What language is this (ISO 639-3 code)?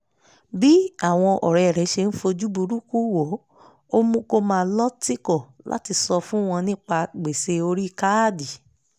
yor